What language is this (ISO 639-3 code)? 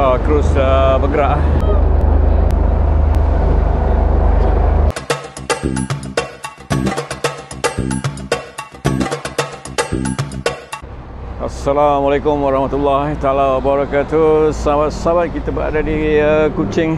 msa